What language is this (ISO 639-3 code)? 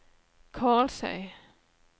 nor